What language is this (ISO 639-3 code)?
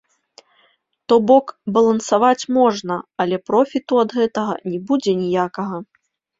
bel